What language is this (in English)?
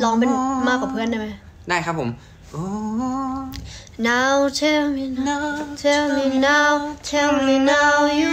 Thai